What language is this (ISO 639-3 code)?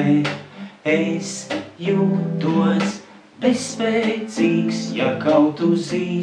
lav